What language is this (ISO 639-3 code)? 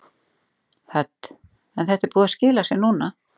isl